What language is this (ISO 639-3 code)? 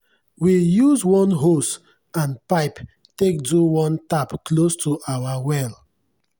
pcm